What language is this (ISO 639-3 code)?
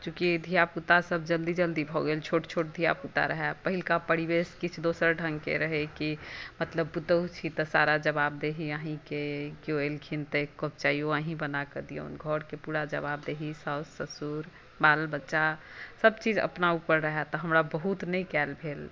mai